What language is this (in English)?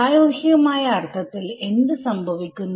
Malayalam